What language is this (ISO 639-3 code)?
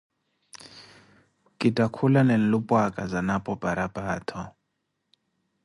eko